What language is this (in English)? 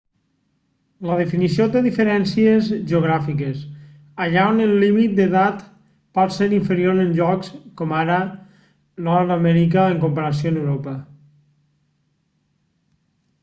Catalan